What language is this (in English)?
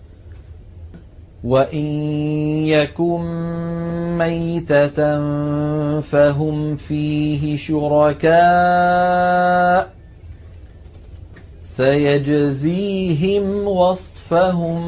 Arabic